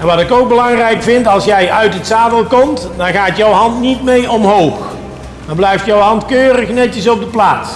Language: Dutch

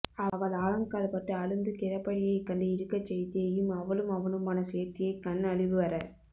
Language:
Tamil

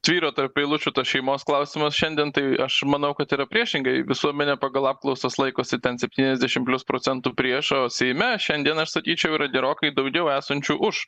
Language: Lithuanian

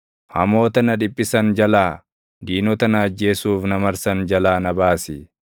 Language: Oromo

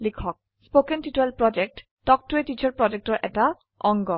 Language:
Assamese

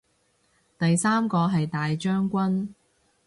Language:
Cantonese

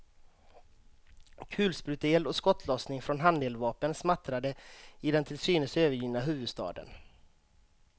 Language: Swedish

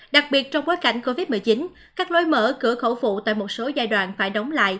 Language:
Vietnamese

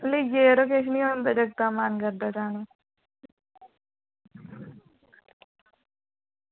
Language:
Dogri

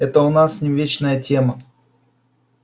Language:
Russian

